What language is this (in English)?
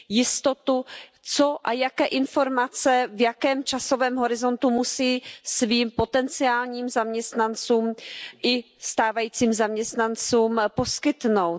Czech